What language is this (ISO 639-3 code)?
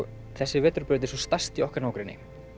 isl